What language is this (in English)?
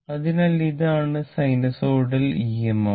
Malayalam